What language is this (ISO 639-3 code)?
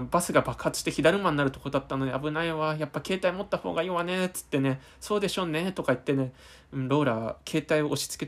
jpn